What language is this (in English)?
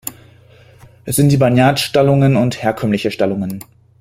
German